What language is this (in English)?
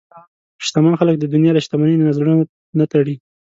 Pashto